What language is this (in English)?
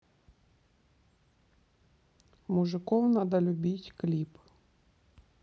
Russian